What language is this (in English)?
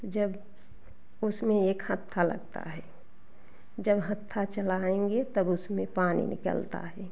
Hindi